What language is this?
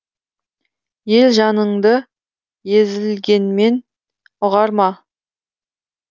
Kazakh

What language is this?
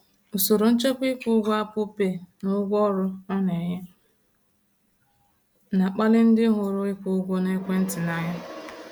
Igbo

